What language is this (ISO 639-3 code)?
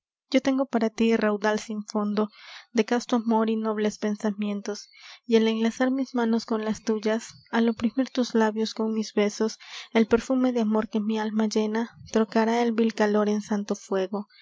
spa